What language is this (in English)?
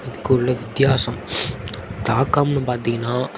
Tamil